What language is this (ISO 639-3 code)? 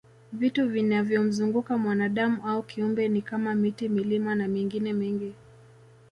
swa